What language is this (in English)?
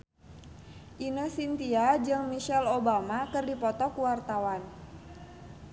Sundanese